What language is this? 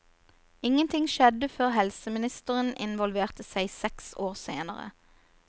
Norwegian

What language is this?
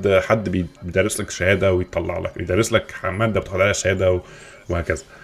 Arabic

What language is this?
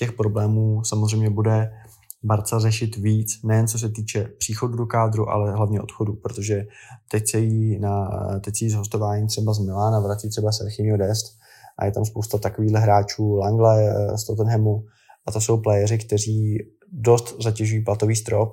Czech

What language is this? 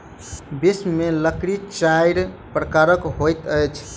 Maithili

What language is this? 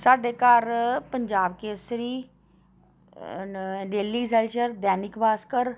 Dogri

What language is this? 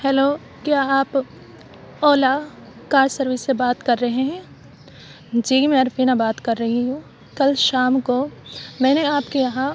Urdu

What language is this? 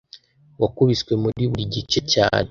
Kinyarwanda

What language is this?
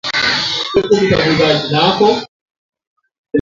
Swahili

